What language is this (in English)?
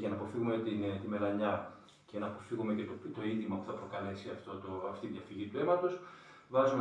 Greek